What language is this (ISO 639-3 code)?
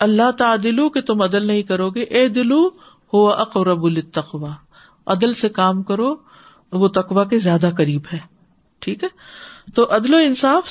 urd